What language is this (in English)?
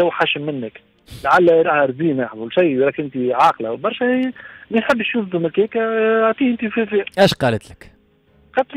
Arabic